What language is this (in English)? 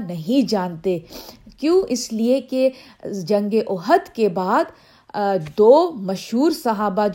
Urdu